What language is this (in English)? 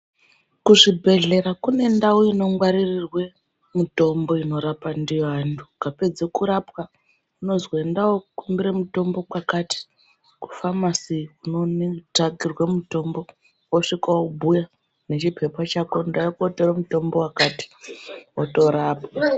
Ndau